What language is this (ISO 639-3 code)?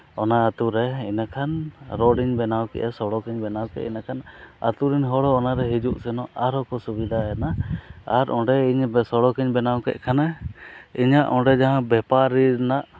sat